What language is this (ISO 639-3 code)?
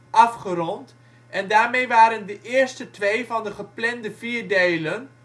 nld